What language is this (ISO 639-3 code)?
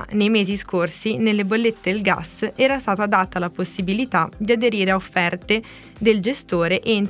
ita